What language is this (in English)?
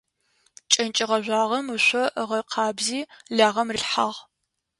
Adyghe